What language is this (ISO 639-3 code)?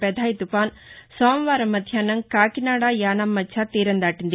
tel